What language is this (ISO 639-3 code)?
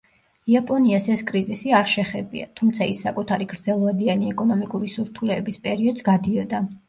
kat